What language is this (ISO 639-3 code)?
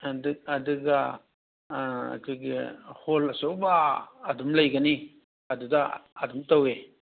mni